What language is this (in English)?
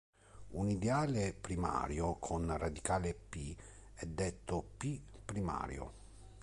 Italian